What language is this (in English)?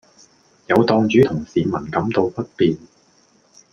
Cantonese